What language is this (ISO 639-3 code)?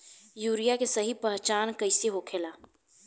bho